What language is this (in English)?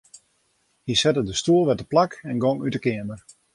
Western Frisian